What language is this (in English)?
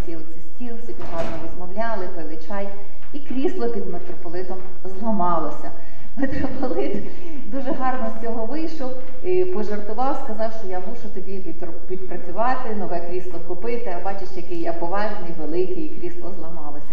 Ukrainian